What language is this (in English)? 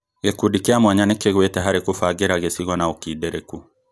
Kikuyu